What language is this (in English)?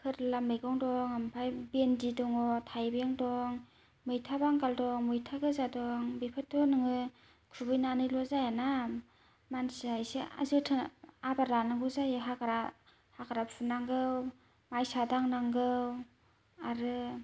Bodo